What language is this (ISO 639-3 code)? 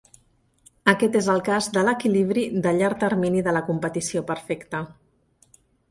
cat